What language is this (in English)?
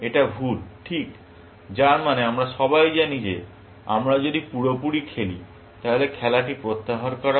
Bangla